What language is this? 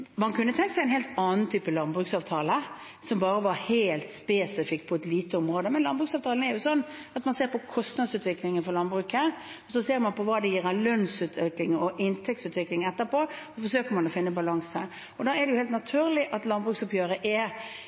Norwegian Bokmål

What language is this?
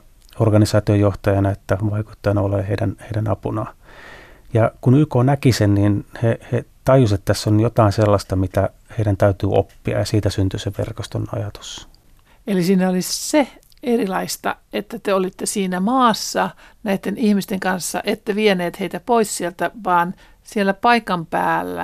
Finnish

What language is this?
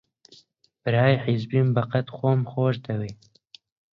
Central Kurdish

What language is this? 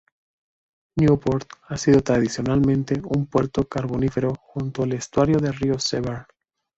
Spanish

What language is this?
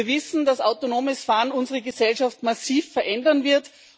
German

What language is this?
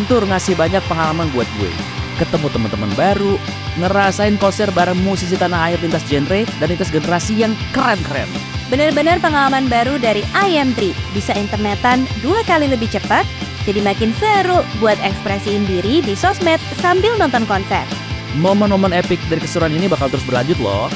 Indonesian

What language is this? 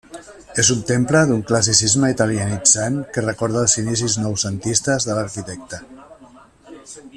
Catalan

